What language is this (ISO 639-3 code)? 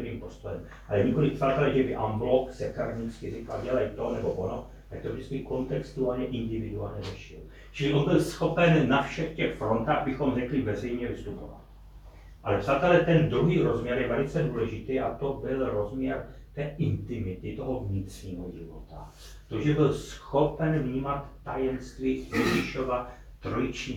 ces